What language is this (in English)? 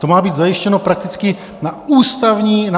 Czech